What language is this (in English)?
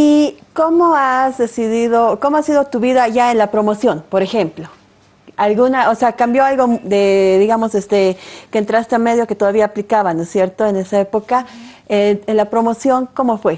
Spanish